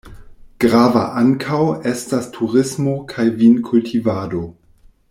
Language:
Esperanto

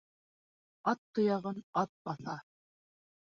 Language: Bashkir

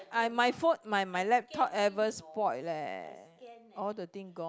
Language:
English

